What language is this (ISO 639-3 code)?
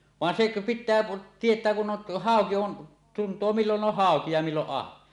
fin